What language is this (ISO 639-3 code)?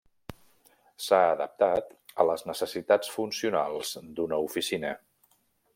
cat